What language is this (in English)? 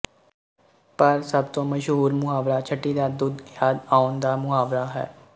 Punjabi